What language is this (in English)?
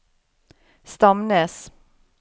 Norwegian